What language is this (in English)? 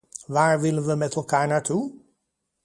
Dutch